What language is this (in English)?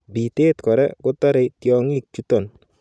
Kalenjin